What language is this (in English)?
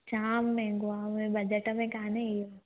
Sindhi